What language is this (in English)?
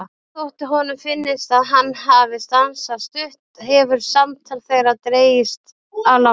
Icelandic